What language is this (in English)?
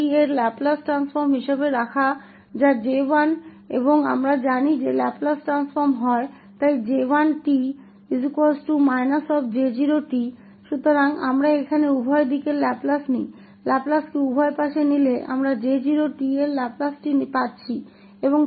Hindi